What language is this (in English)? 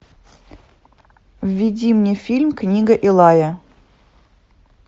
Russian